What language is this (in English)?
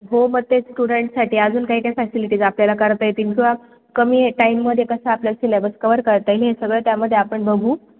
Marathi